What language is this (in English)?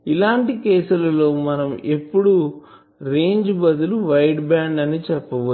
Telugu